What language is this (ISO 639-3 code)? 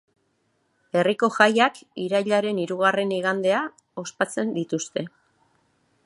eus